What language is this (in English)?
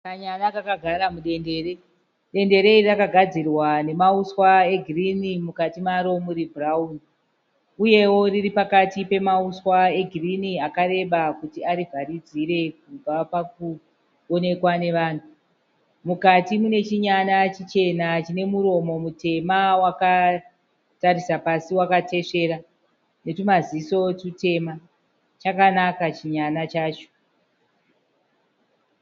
Shona